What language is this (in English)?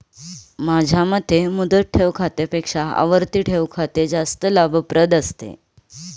Marathi